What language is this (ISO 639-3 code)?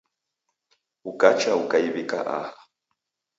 dav